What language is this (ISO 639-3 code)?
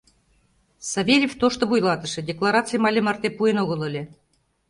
chm